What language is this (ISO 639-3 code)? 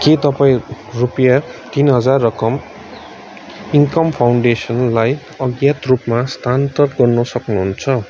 nep